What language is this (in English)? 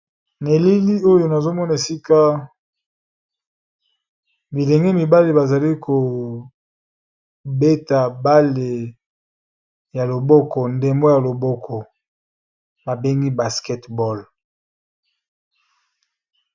Lingala